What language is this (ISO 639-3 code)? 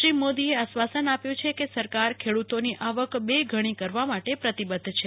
guj